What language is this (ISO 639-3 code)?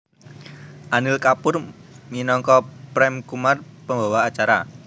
jav